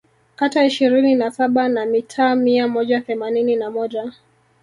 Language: Swahili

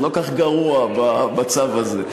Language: Hebrew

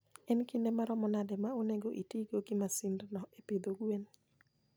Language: Luo (Kenya and Tanzania)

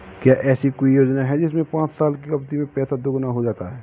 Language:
Hindi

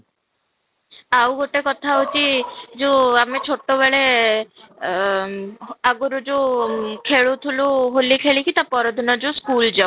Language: Odia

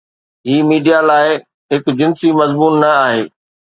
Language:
Sindhi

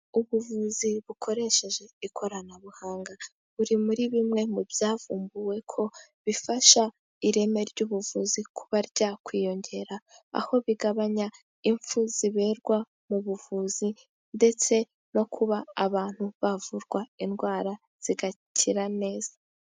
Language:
Kinyarwanda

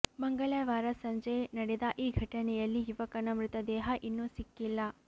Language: Kannada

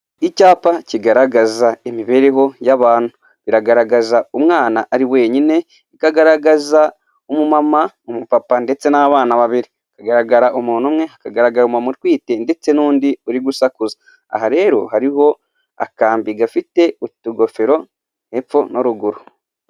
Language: Kinyarwanda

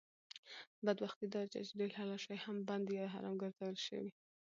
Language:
Pashto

